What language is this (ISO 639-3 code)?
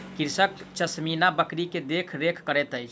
mai